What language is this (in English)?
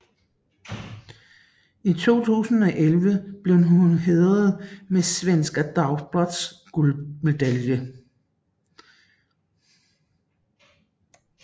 Danish